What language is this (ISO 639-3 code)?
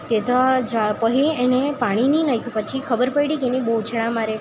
guj